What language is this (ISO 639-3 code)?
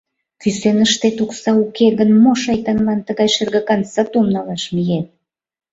chm